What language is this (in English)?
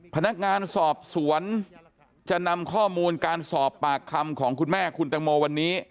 Thai